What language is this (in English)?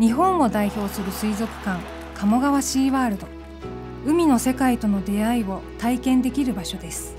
Japanese